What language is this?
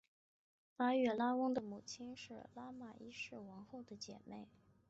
Chinese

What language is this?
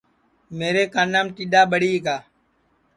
Sansi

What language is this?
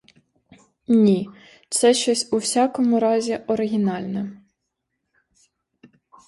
Ukrainian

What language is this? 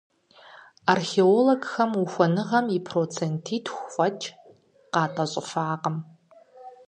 Kabardian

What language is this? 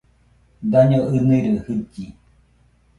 Nüpode Huitoto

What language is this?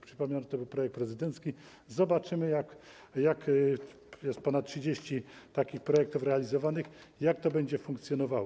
Polish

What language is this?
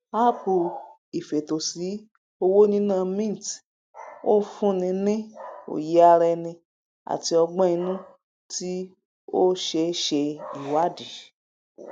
Yoruba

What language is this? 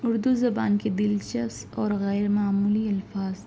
Urdu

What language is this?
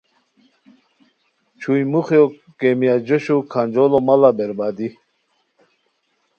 Khowar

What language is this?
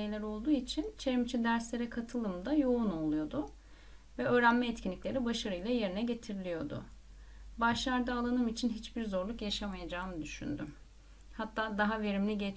Turkish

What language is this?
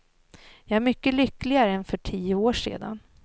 Swedish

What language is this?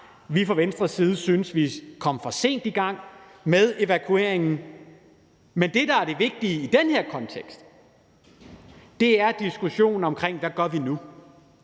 Danish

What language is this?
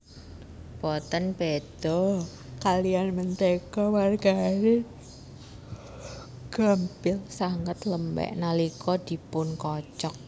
Javanese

